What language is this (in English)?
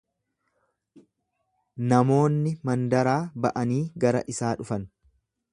Oromo